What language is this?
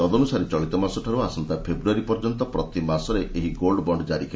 Odia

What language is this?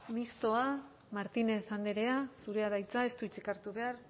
Basque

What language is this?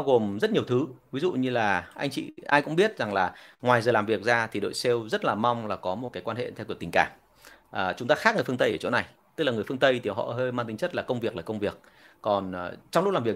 Vietnamese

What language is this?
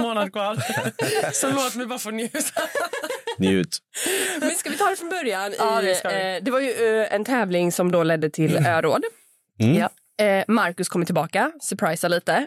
Swedish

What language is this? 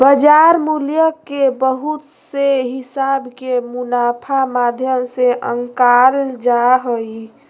Magahi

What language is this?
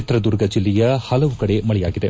Kannada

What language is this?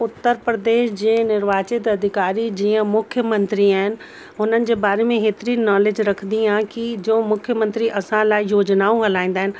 Sindhi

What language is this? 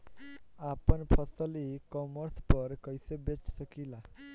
Bhojpuri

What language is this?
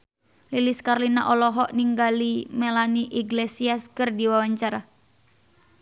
Sundanese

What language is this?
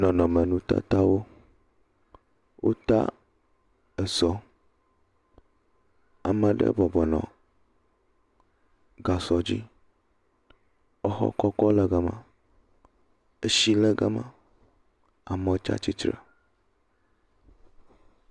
Ewe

